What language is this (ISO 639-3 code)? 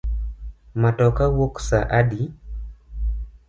luo